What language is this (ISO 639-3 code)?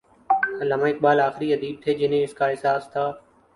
urd